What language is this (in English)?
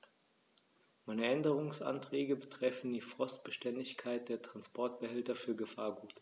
German